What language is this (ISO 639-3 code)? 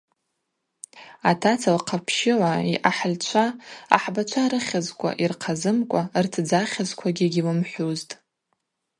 abq